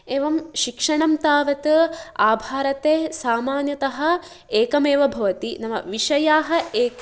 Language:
Sanskrit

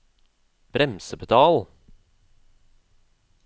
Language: Norwegian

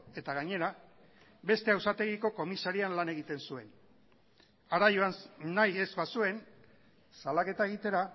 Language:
Basque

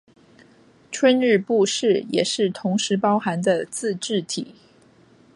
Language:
Chinese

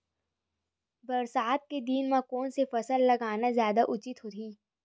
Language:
Chhattisgarhi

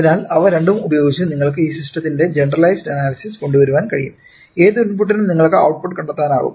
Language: Malayalam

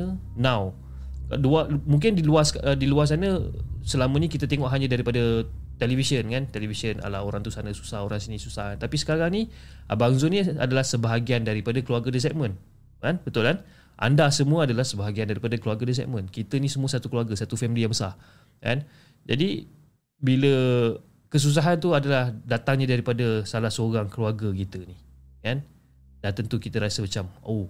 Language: Malay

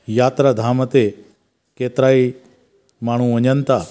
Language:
Sindhi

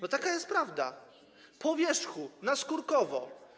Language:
Polish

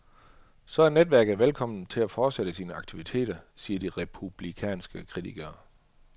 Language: Danish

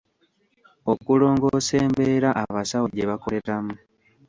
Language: Ganda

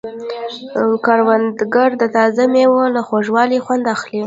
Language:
Pashto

